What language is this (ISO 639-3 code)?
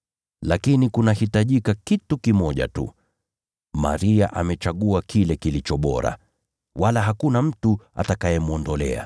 swa